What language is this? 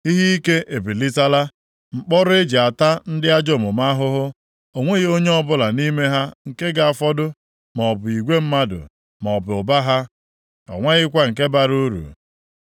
Igbo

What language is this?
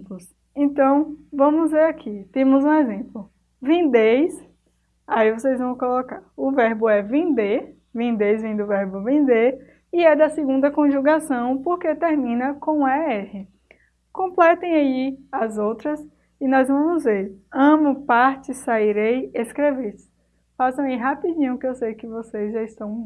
Portuguese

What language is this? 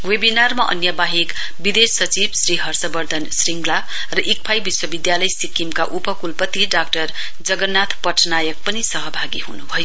Nepali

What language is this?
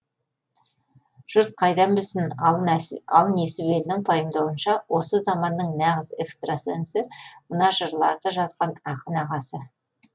Kazakh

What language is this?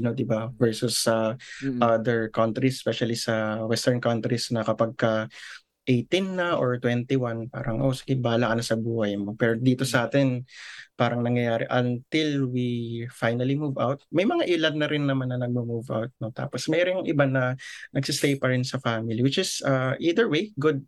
Filipino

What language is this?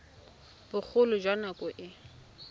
Tswana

